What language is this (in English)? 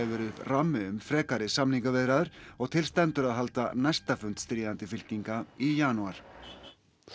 Icelandic